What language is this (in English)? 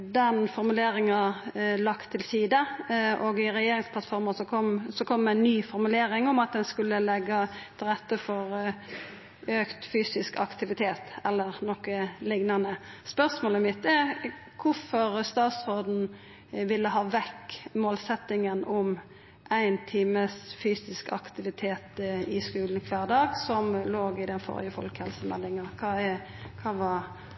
Norwegian Nynorsk